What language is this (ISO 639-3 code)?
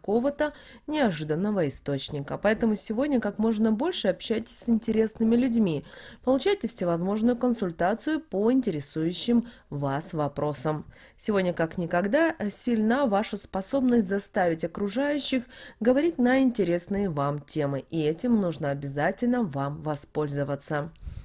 rus